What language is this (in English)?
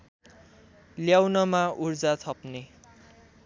Nepali